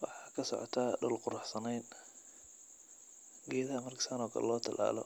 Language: Somali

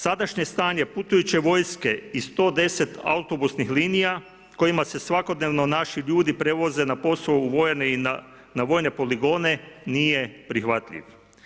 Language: Croatian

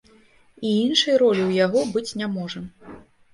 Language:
Belarusian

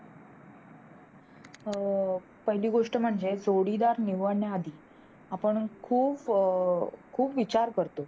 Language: Marathi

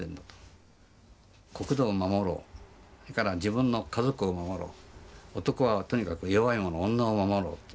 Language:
Japanese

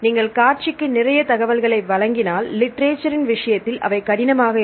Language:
Tamil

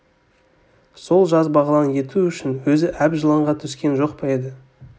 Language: Kazakh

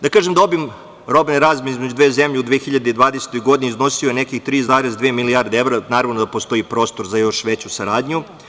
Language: Serbian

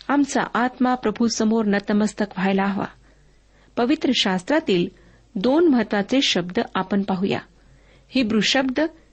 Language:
Marathi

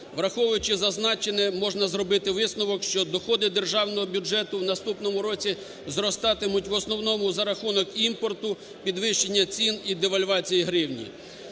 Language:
Ukrainian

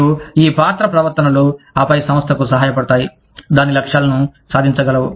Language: Telugu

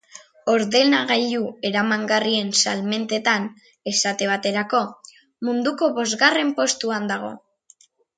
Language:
Basque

